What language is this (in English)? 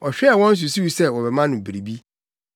Akan